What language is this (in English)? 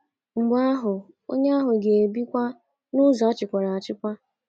Igbo